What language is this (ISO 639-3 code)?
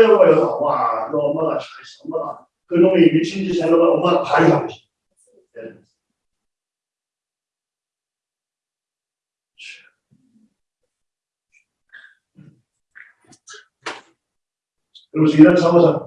kor